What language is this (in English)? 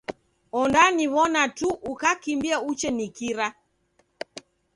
Taita